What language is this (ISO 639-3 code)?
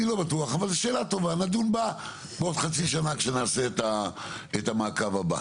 heb